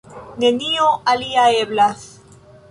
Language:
Esperanto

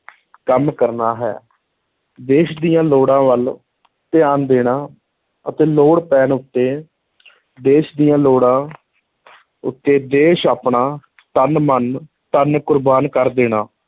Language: Punjabi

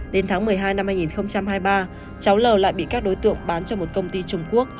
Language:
Vietnamese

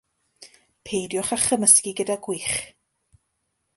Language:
Welsh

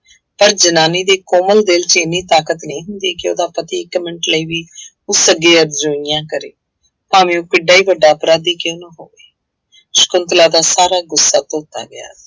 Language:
Punjabi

